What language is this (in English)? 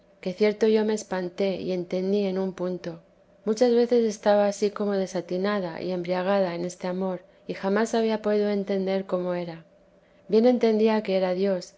Spanish